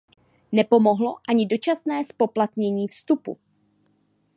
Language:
Czech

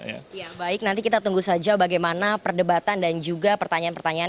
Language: Indonesian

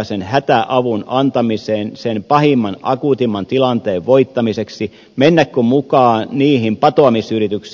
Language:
Finnish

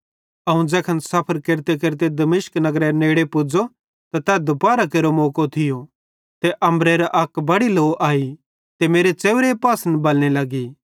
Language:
Bhadrawahi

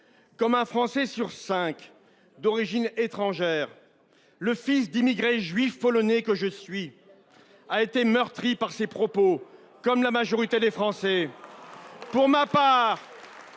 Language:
French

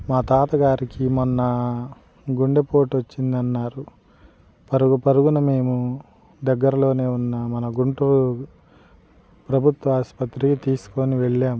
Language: Telugu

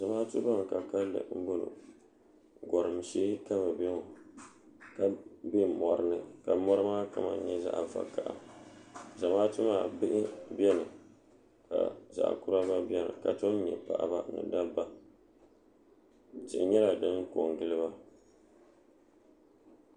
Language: Dagbani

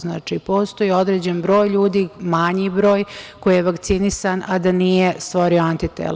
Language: Serbian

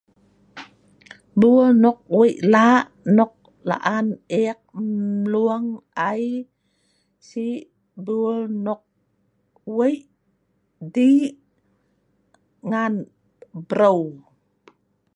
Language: Sa'ban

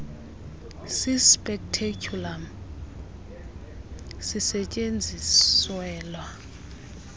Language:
Xhosa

